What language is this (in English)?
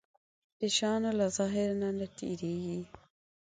Pashto